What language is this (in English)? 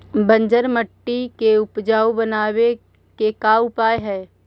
Magahi